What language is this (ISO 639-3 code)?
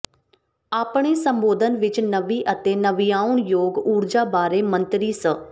pan